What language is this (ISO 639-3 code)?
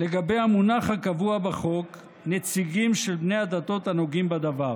heb